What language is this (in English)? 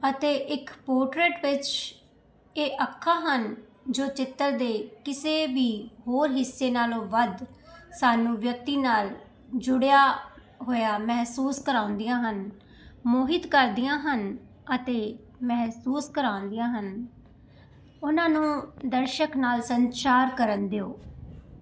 Punjabi